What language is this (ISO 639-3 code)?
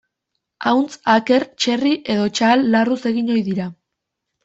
eus